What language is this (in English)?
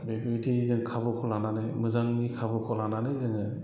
Bodo